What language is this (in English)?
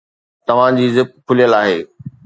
Sindhi